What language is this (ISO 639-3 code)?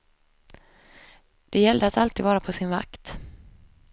swe